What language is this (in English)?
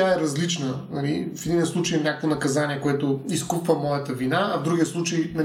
Bulgarian